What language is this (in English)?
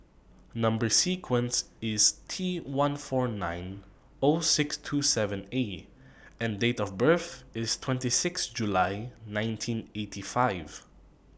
English